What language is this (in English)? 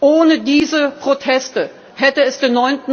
German